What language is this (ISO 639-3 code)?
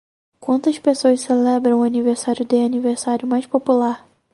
por